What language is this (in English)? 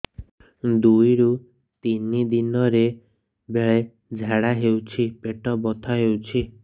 Odia